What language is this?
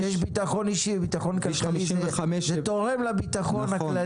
Hebrew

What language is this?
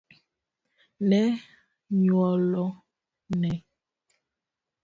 Luo (Kenya and Tanzania)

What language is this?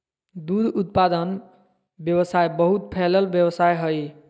Magahi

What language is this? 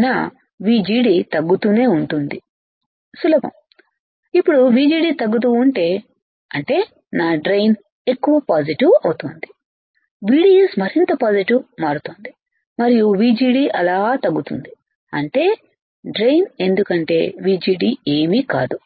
Telugu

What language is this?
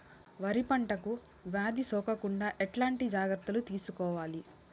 Telugu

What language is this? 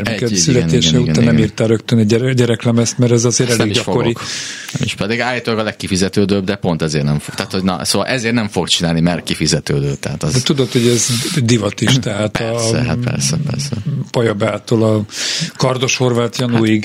Hungarian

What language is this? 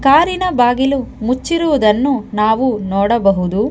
Kannada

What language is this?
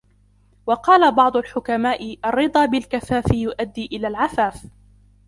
Arabic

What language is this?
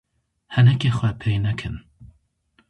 Kurdish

